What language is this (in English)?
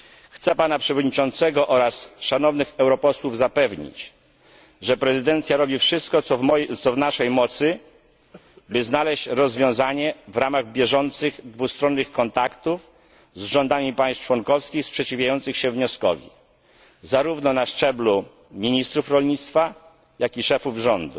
Polish